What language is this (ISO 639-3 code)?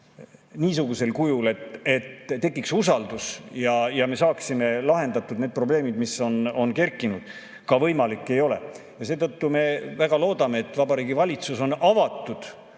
est